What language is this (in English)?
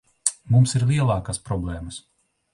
Latvian